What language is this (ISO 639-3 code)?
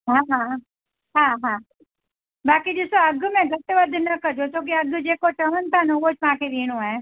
snd